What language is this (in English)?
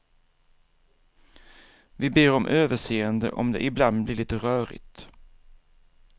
Swedish